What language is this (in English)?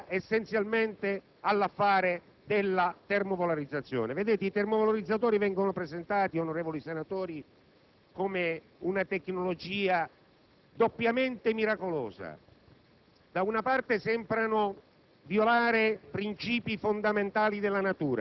Italian